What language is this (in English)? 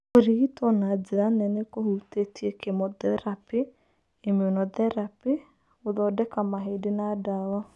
Kikuyu